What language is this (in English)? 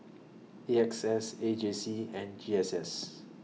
English